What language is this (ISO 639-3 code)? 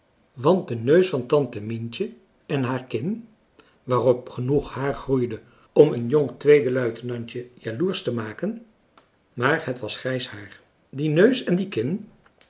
nld